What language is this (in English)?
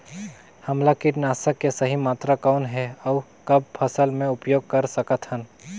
Chhattisgarhi